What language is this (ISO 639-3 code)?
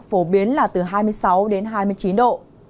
vie